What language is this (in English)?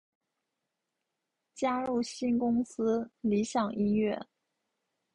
Chinese